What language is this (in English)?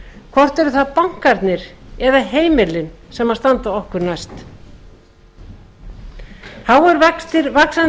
Icelandic